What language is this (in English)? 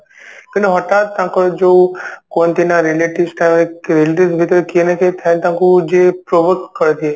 Odia